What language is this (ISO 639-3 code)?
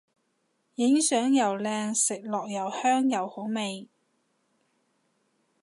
yue